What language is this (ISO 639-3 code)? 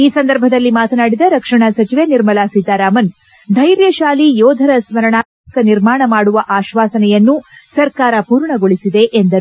kan